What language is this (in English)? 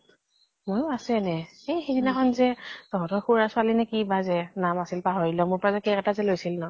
Assamese